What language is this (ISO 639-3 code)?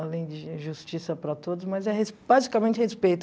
por